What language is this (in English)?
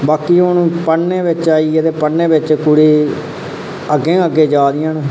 Dogri